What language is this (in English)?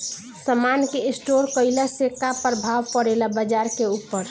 Bhojpuri